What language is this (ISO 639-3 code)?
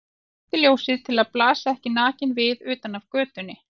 isl